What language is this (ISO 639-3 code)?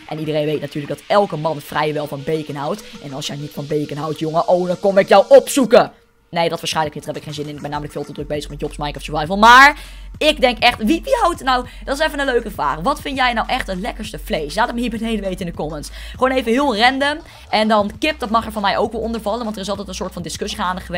nld